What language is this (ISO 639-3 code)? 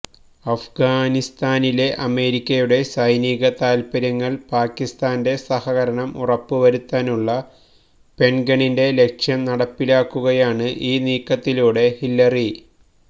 mal